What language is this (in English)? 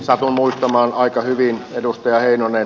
Finnish